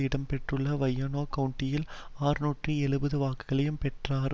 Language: Tamil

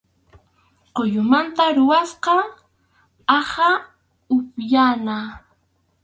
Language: Arequipa-La Unión Quechua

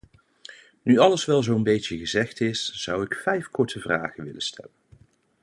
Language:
Dutch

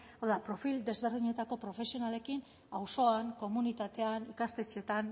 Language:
Basque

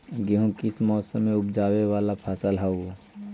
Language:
Magahi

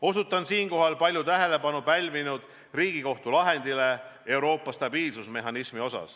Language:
Estonian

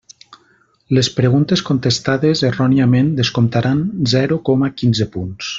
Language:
Catalan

